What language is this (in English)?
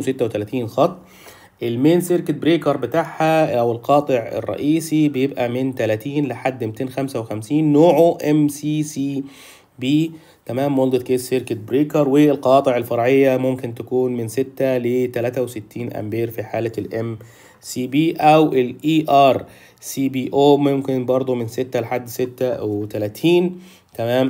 Arabic